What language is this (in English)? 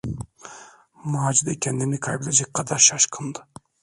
Turkish